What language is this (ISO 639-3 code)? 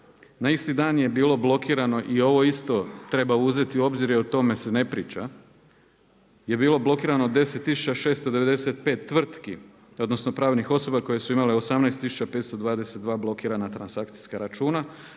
hrv